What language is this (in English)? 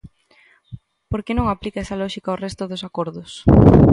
Galician